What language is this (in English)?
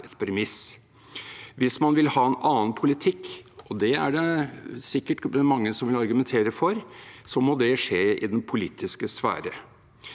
Norwegian